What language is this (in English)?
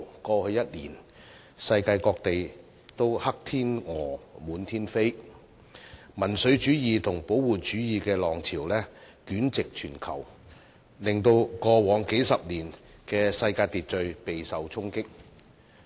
Cantonese